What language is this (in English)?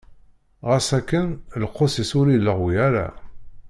Kabyle